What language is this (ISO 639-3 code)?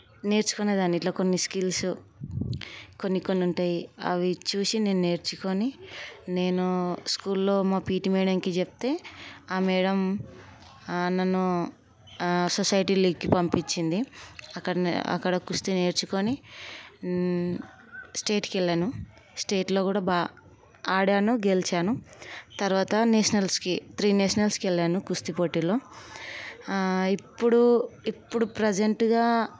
tel